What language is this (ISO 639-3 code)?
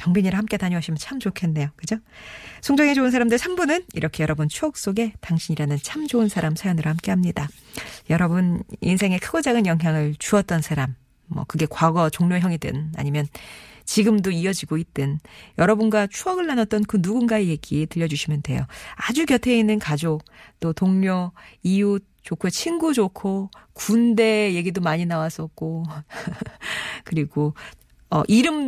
kor